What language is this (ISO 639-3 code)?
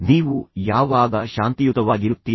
kan